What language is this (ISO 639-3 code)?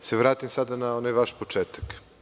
srp